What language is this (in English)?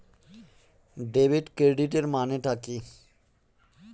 Bangla